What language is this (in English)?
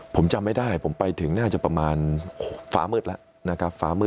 Thai